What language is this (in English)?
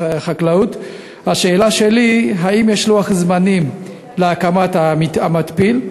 Hebrew